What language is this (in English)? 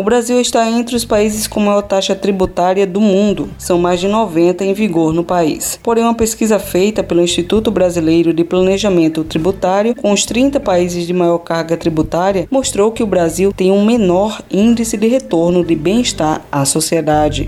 Portuguese